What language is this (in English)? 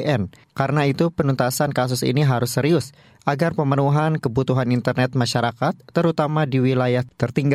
Indonesian